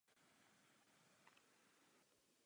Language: Czech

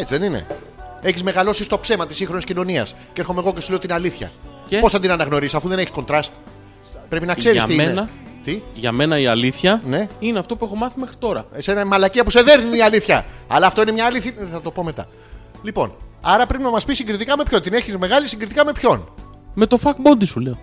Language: Greek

